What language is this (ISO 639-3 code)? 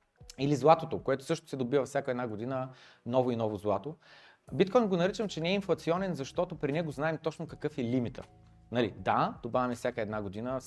bul